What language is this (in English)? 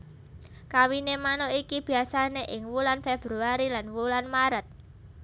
Javanese